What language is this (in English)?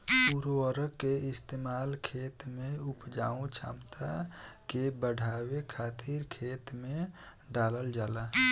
Bhojpuri